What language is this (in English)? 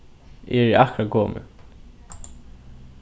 Faroese